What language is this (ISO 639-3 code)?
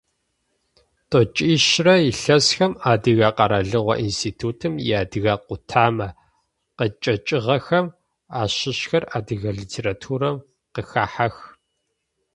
ady